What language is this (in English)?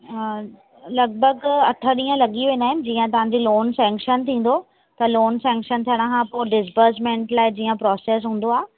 Sindhi